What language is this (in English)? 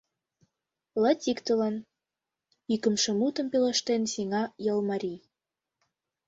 Mari